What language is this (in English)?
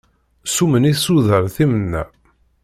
Kabyle